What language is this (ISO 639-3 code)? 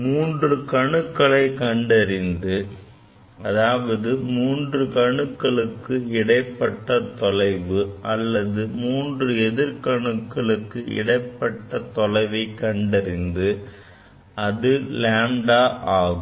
tam